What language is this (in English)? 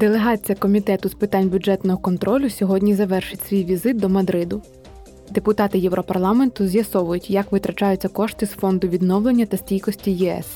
Ukrainian